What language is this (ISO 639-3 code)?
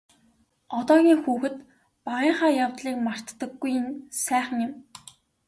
mon